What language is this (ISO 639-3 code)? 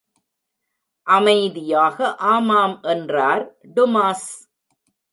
tam